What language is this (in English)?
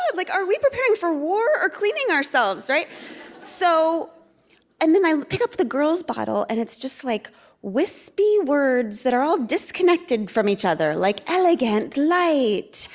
English